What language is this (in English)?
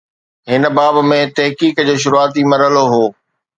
Sindhi